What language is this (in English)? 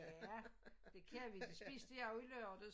Danish